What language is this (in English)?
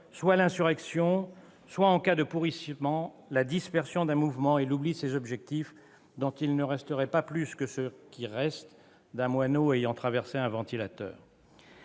French